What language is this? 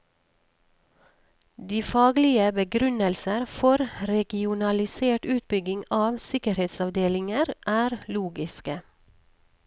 Norwegian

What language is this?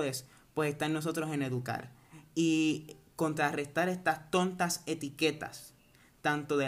Spanish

